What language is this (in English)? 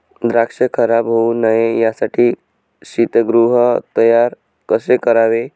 Marathi